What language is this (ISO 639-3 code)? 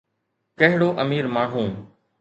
snd